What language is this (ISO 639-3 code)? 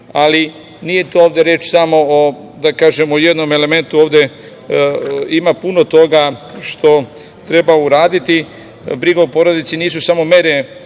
srp